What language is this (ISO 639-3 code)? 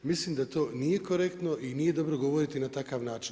hrv